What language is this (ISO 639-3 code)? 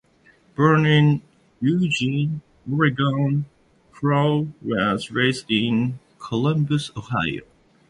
eng